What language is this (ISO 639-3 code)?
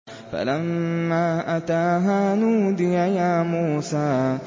ara